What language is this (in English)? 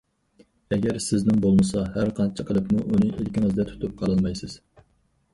Uyghur